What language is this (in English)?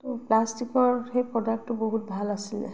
Assamese